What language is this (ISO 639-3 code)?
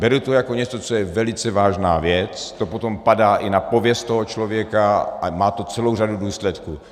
ces